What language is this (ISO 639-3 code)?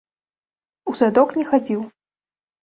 bel